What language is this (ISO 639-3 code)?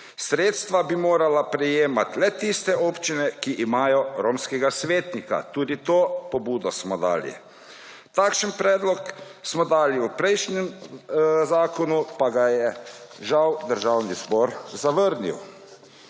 slv